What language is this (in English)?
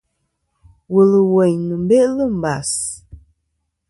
Kom